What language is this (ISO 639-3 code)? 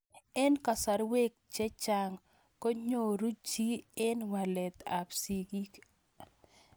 kln